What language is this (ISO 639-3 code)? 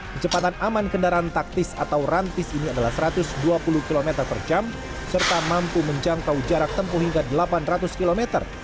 ind